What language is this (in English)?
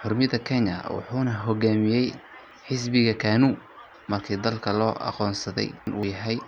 Somali